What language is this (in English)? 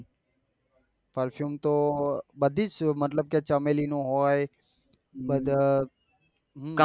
Gujarati